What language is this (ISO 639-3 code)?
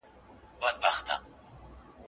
pus